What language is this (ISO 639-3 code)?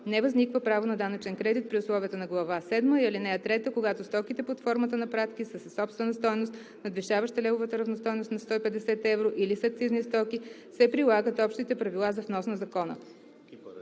bul